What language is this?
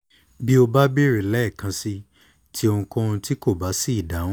Yoruba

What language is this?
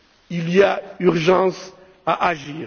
French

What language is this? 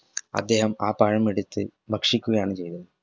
Malayalam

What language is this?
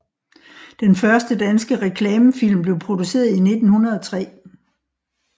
Danish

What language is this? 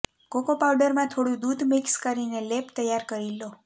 Gujarati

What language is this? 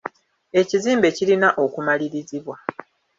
Ganda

